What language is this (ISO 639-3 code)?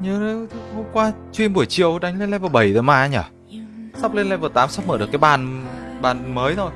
vie